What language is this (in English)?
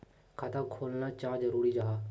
Magahi